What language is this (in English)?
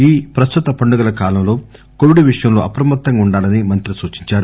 Telugu